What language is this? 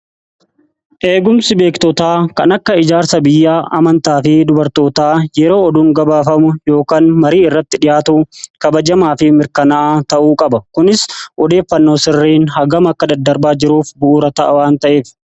Oromo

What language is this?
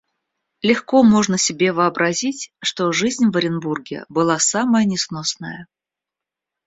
Russian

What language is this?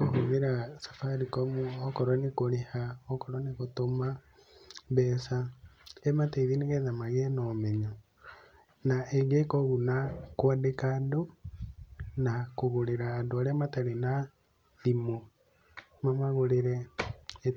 Kikuyu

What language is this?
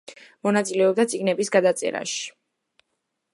Georgian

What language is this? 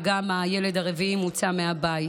Hebrew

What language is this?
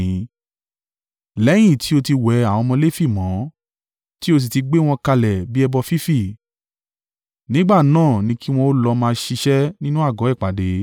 Yoruba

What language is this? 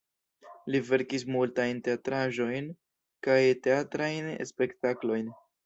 Esperanto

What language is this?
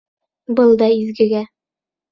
Bashkir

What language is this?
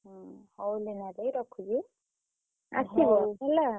Odia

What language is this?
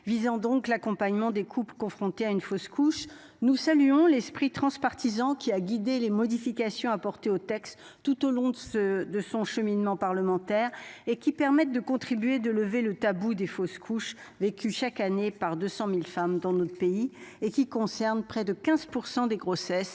French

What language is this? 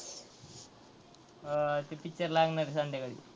Marathi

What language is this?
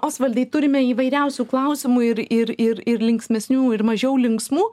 Lithuanian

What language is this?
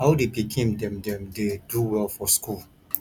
Nigerian Pidgin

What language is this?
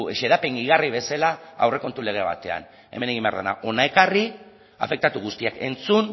Basque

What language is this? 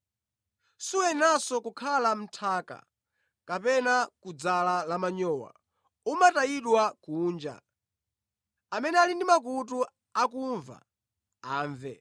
Nyanja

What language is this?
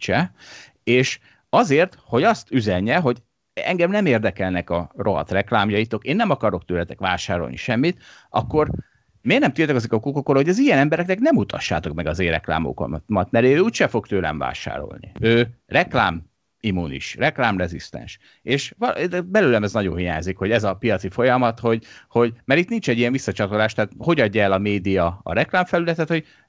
Hungarian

